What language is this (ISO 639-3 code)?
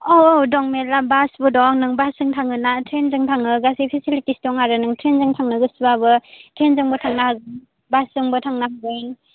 brx